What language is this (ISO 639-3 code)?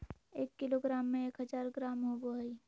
mag